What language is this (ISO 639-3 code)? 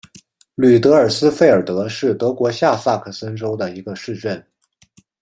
zho